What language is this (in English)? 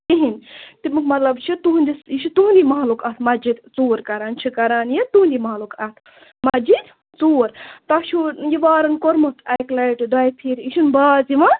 Kashmiri